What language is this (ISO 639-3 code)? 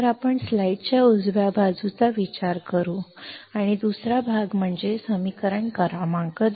mar